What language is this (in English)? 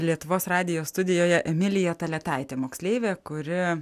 Lithuanian